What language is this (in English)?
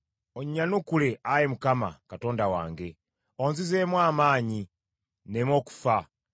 Ganda